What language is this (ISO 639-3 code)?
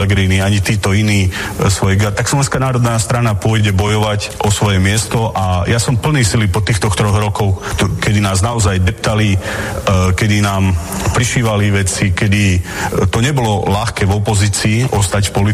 slk